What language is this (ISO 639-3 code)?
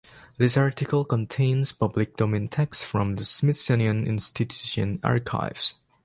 eng